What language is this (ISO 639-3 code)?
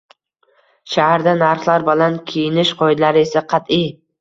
uzb